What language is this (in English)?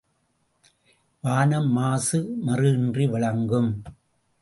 Tamil